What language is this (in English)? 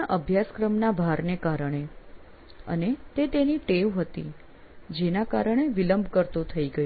Gujarati